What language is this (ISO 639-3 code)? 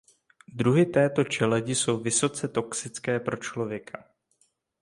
ces